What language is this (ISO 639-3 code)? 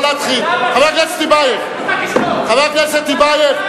heb